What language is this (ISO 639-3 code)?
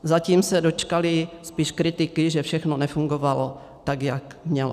ces